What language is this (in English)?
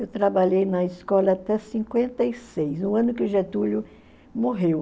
Portuguese